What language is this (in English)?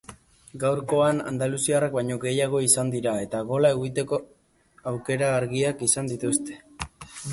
Basque